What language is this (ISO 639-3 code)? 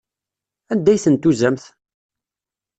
kab